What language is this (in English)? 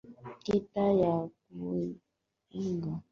Swahili